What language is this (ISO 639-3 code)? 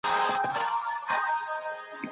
pus